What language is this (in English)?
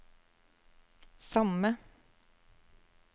Norwegian